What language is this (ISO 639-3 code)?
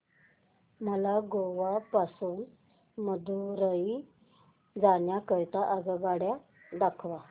mar